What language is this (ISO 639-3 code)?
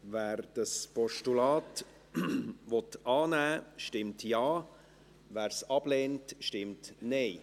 gsw